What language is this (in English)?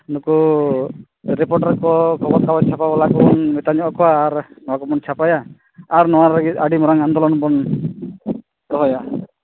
Santali